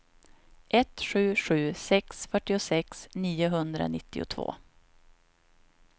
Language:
Swedish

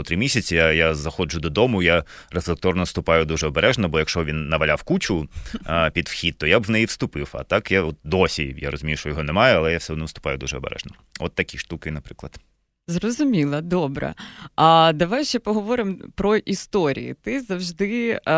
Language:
Ukrainian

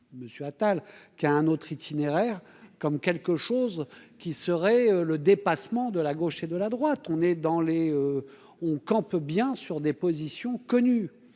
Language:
French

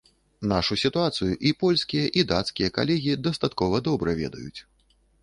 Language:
Belarusian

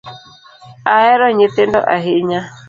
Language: Luo (Kenya and Tanzania)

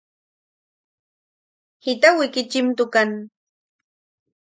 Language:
Yaqui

